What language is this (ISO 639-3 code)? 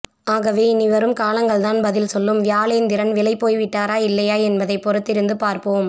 tam